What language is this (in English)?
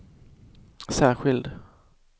Swedish